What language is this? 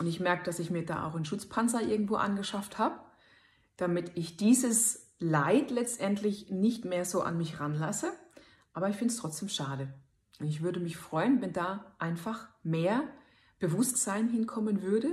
German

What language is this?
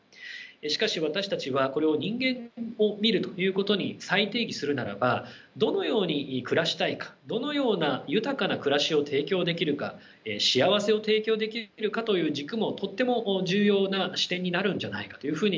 Japanese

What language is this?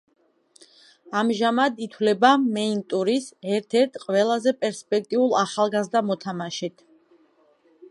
Georgian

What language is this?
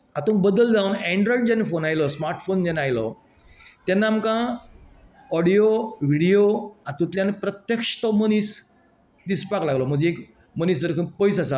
Konkani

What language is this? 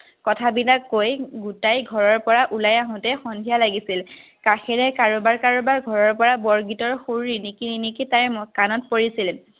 Assamese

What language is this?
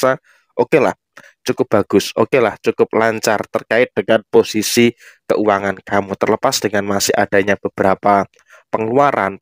Indonesian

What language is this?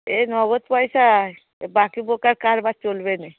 Bangla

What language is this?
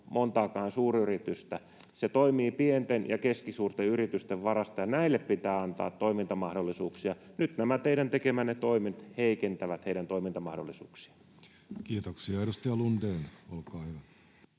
Finnish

